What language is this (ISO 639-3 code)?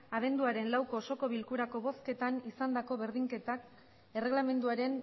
eus